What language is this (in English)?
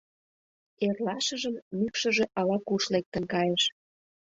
Mari